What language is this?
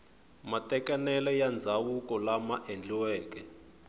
Tsonga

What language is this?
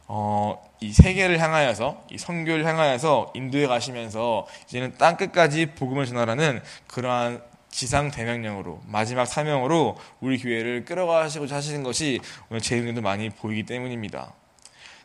Korean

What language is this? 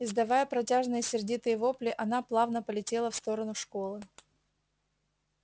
Russian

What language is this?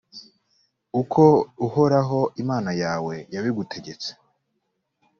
Kinyarwanda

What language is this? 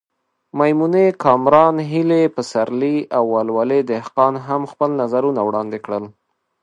Pashto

